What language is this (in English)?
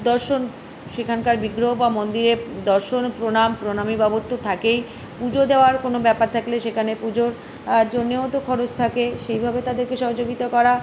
Bangla